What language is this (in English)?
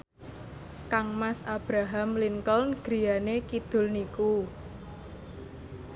Javanese